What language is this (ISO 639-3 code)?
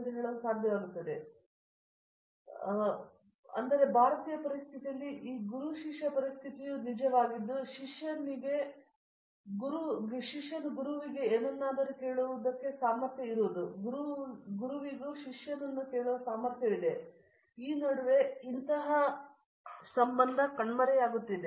kan